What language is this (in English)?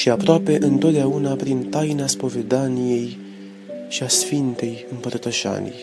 Romanian